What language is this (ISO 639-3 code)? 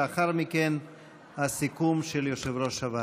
heb